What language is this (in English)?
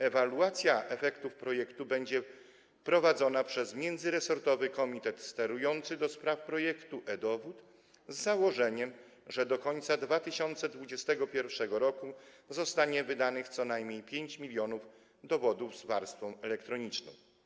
Polish